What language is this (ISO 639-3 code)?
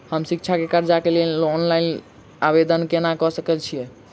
mai